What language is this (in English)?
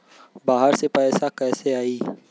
Bhojpuri